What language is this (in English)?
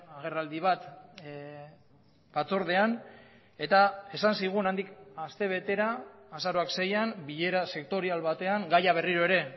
Basque